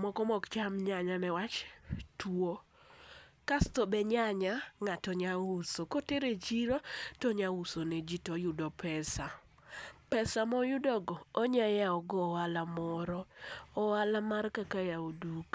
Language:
Luo (Kenya and Tanzania)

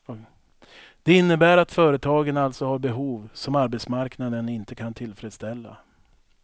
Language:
Swedish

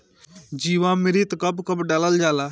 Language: Bhojpuri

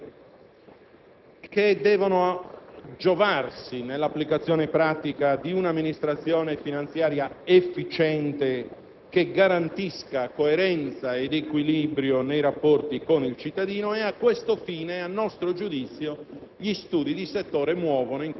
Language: Italian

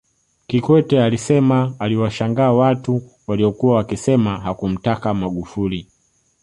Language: Swahili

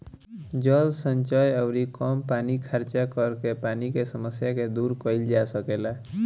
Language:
Bhojpuri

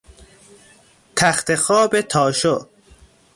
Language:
Persian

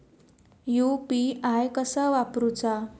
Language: Marathi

